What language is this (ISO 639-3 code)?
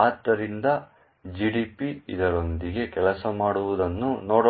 kan